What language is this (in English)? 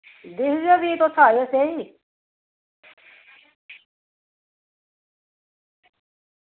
Dogri